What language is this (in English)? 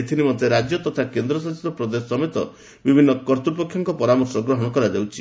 Odia